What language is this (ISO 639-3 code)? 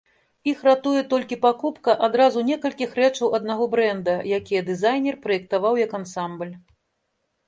bel